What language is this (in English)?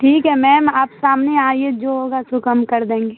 Urdu